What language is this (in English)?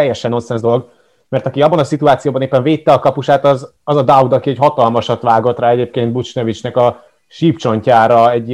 Hungarian